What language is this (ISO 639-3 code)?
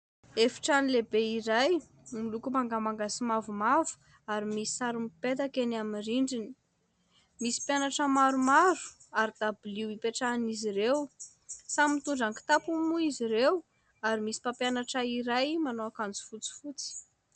mlg